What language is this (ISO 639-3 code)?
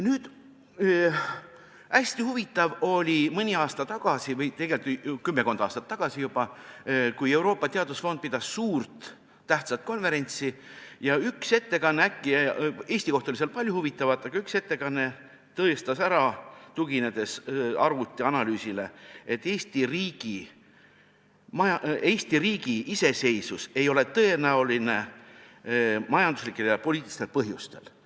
est